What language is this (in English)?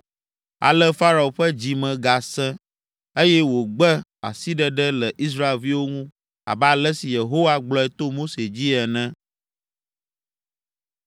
Ewe